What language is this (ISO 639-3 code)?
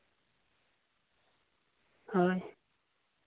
sat